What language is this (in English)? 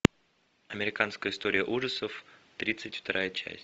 Russian